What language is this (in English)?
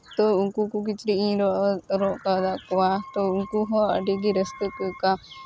Santali